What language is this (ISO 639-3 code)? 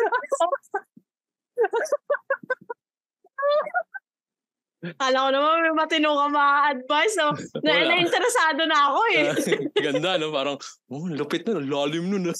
fil